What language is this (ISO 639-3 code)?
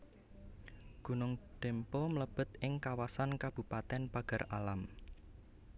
jav